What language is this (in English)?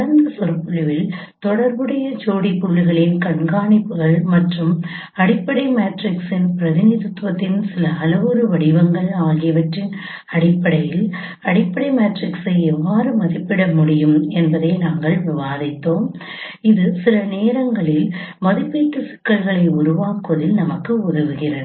Tamil